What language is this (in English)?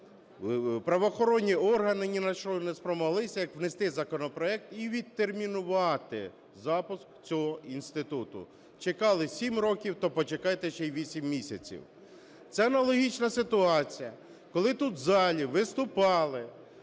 Ukrainian